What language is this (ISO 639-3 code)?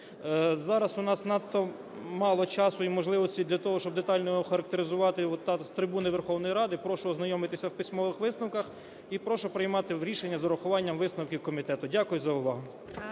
ukr